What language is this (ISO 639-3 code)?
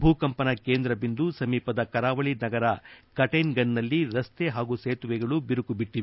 kan